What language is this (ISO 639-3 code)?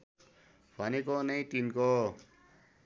nep